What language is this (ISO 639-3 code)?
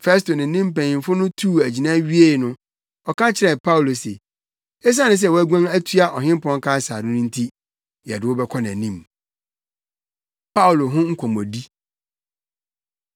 aka